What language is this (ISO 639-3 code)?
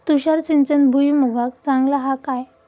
mar